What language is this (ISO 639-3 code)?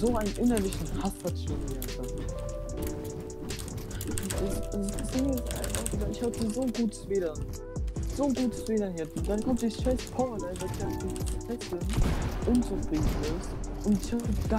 deu